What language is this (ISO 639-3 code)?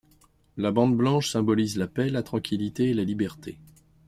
fra